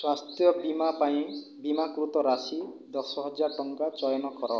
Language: Odia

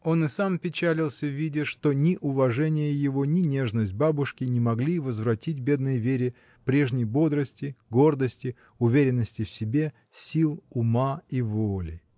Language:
Russian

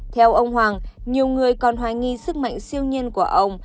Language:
Vietnamese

